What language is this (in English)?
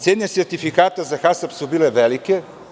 Serbian